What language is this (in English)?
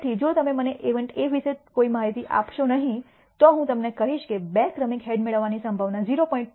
Gujarati